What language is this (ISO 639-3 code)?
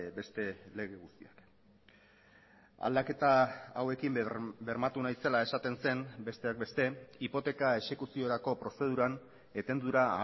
eus